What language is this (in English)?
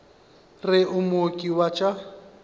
Northern Sotho